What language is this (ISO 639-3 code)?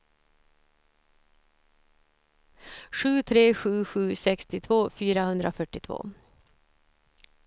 swe